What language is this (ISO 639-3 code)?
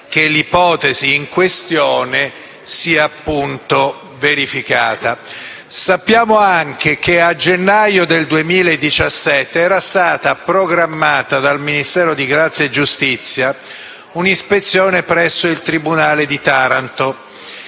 ita